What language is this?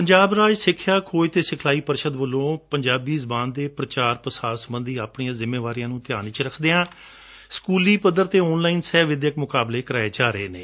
Punjabi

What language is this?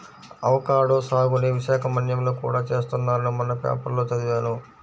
Telugu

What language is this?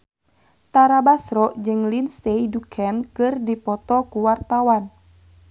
Sundanese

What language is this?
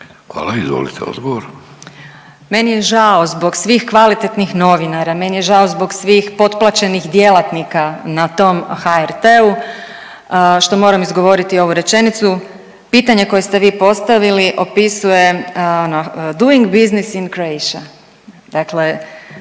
Croatian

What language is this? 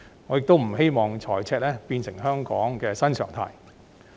Cantonese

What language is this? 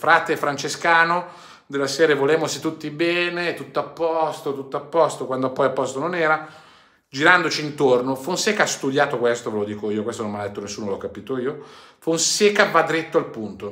Italian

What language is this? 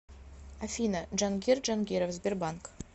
Russian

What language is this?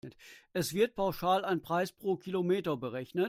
German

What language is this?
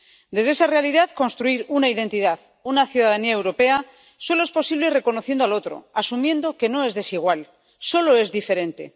Spanish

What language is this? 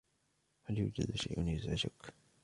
Arabic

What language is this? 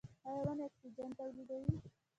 Pashto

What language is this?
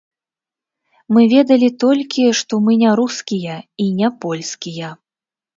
Belarusian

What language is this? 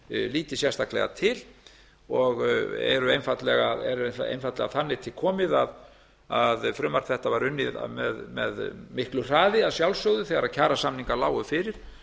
Icelandic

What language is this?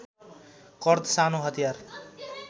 Nepali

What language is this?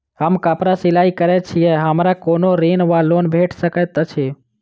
Maithili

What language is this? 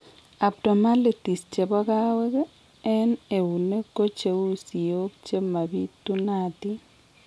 Kalenjin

